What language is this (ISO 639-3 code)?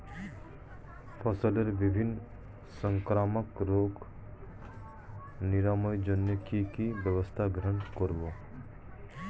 ben